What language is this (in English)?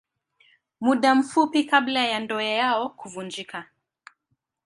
Swahili